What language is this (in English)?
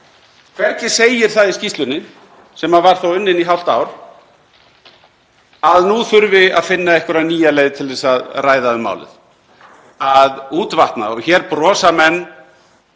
Icelandic